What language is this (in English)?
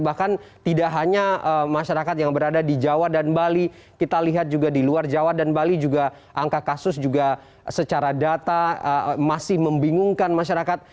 Indonesian